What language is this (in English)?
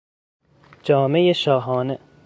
Persian